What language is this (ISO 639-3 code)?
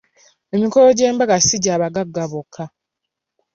lug